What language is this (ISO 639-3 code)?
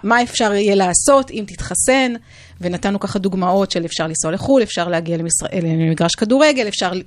heb